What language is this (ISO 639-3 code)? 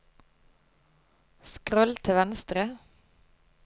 nor